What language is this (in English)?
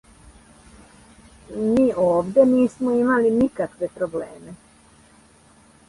Serbian